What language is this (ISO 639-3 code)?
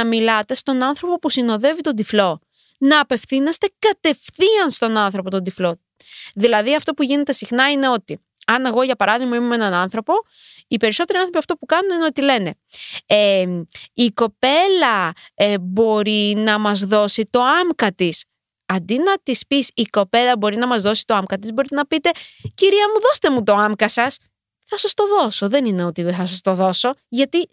ell